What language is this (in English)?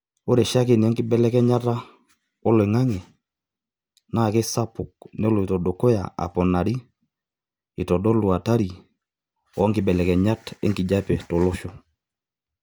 Masai